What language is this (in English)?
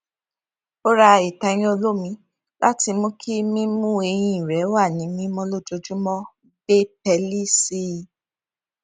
Yoruba